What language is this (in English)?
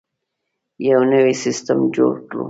Pashto